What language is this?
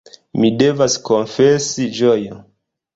Esperanto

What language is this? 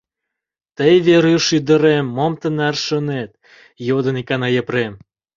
Mari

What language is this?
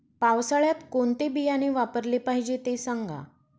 Marathi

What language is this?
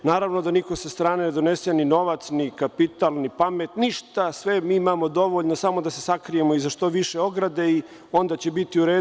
Serbian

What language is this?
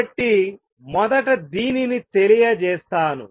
Telugu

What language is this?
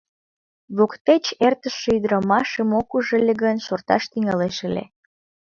Mari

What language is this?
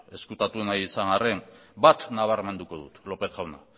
Basque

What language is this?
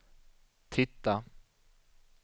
Swedish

